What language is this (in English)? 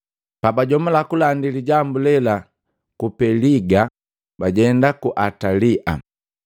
Matengo